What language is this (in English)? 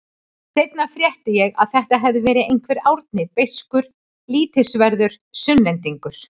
Icelandic